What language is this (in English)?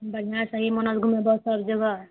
Maithili